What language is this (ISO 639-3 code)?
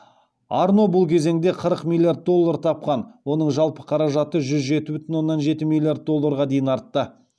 kaz